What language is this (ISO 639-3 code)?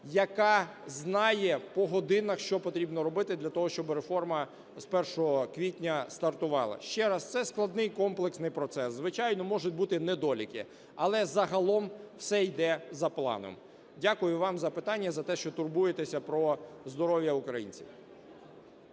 ukr